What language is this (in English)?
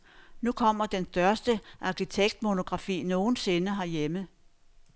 Danish